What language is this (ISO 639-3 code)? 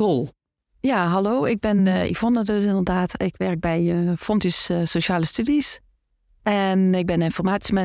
nld